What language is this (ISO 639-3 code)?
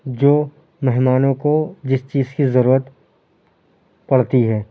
urd